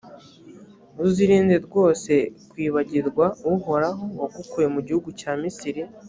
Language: Kinyarwanda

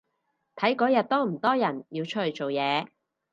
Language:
Cantonese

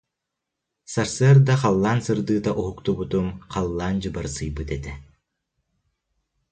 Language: Yakut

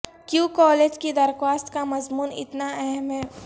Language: Urdu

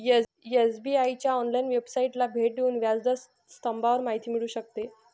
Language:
Marathi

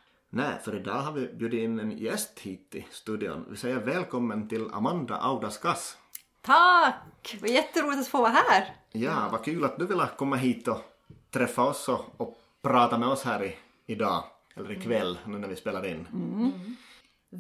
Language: Swedish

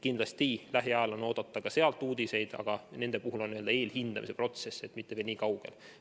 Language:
Estonian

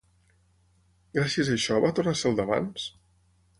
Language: Catalan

